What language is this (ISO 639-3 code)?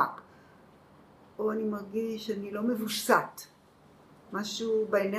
heb